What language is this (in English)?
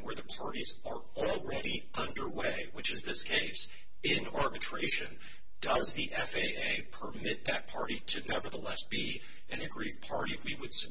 English